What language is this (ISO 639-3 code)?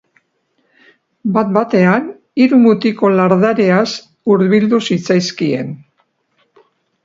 eus